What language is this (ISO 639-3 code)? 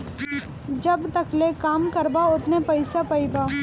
bho